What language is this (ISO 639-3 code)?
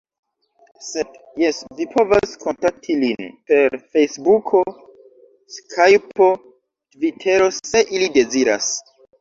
epo